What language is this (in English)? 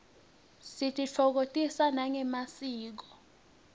Swati